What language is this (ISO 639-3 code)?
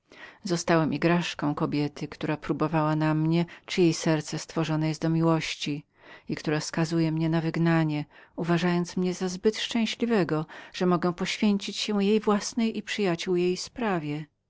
pol